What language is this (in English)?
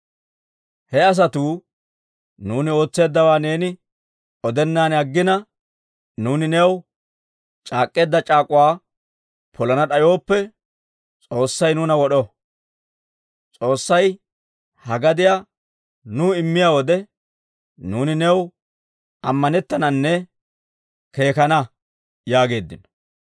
Dawro